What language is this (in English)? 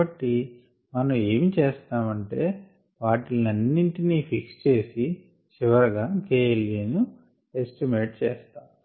Telugu